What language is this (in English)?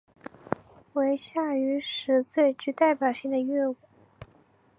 Chinese